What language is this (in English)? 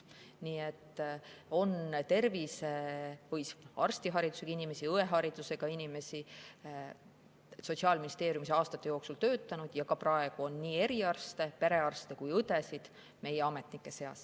Estonian